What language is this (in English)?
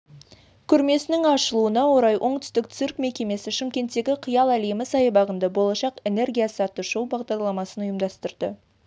Kazakh